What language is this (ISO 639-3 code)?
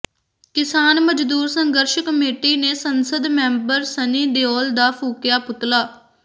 pan